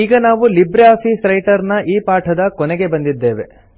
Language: Kannada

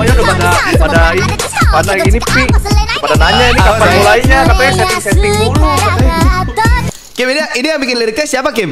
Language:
Indonesian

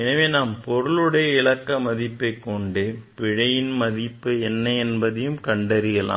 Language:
Tamil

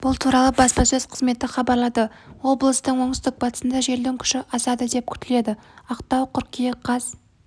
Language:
Kazakh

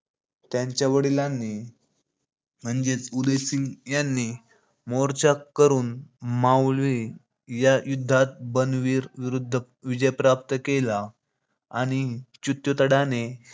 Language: Marathi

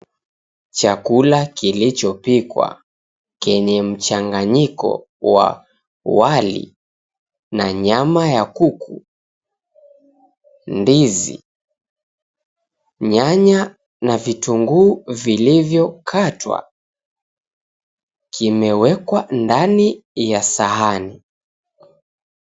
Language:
Swahili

